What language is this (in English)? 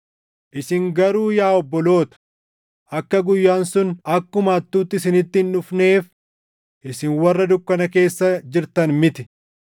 Oromo